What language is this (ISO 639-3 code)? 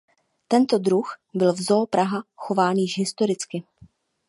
ces